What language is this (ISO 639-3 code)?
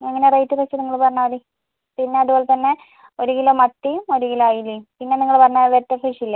mal